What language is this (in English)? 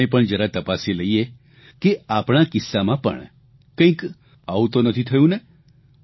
Gujarati